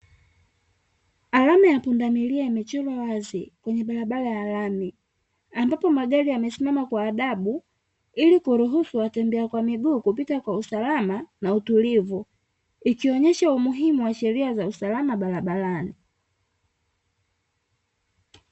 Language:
Swahili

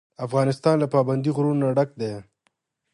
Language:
Pashto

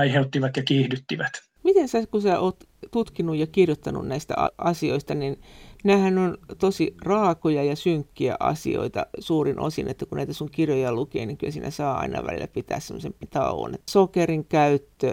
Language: Finnish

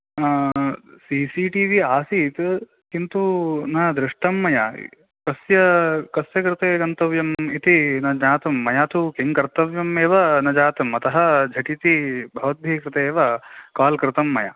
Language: Sanskrit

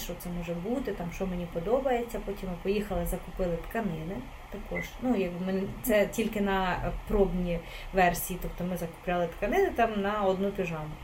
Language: Ukrainian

